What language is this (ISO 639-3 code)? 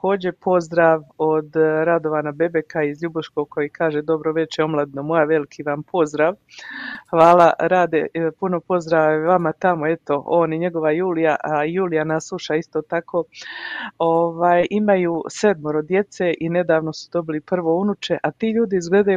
hrv